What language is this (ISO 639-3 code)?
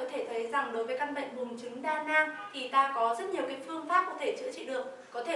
vie